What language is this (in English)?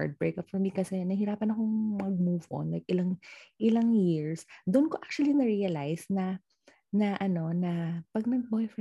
Filipino